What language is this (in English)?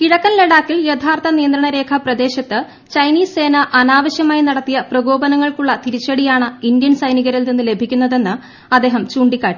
Malayalam